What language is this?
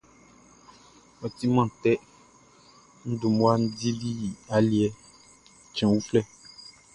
Baoulé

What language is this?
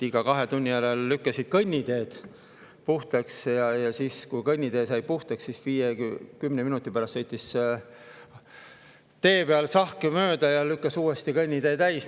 Estonian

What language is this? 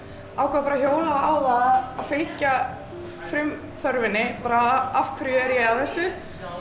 Icelandic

